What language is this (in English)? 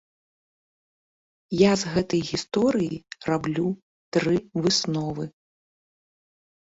Belarusian